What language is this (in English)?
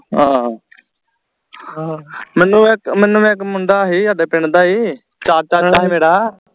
Punjabi